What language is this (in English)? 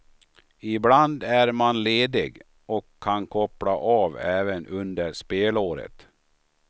Swedish